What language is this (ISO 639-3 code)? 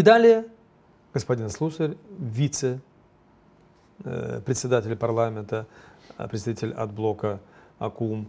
rus